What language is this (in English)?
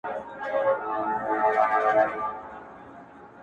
Pashto